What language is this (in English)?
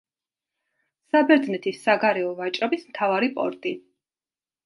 Georgian